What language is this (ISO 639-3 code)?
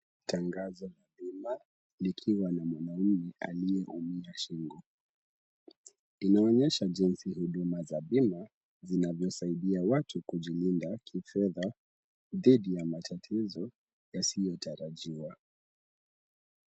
swa